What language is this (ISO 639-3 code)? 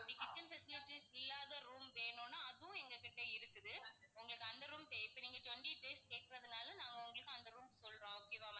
tam